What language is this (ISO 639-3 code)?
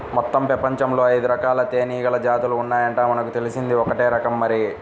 tel